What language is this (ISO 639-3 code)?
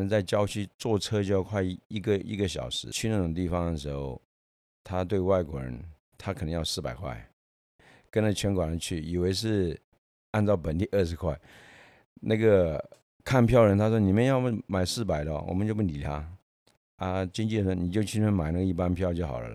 zho